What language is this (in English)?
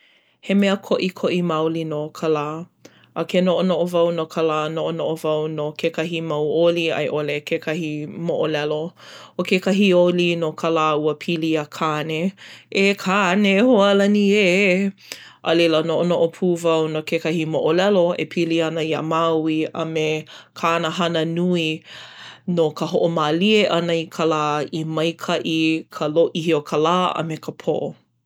Hawaiian